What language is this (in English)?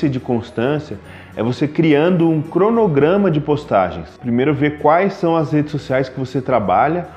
Portuguese